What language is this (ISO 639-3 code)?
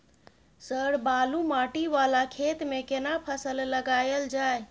mai